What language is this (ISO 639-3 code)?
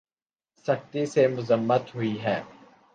urd